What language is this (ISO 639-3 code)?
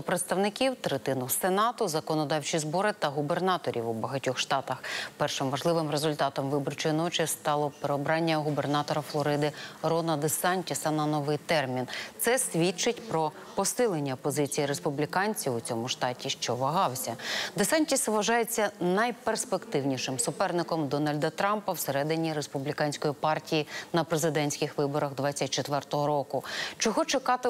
ukr